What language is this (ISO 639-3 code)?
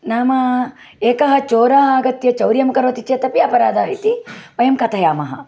san